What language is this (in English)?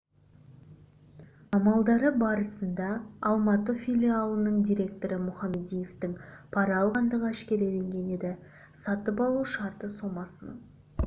Kazakh